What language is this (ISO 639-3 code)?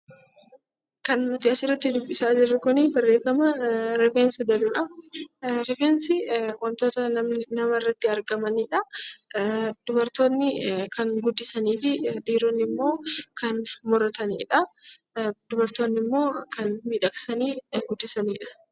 orm